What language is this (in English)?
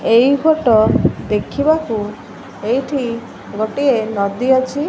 Odia